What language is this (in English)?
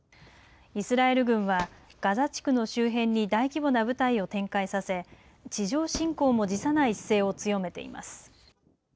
Japanese